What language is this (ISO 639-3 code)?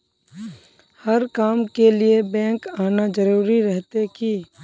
mag